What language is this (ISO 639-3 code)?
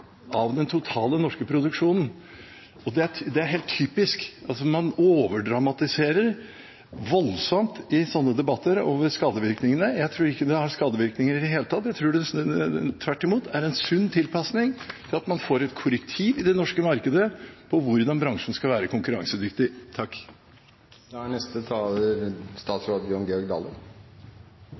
nor